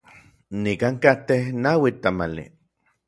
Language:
Orizaba Nahuatl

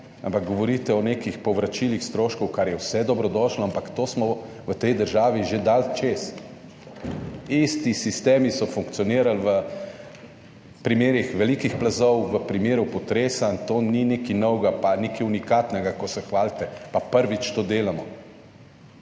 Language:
Slovenian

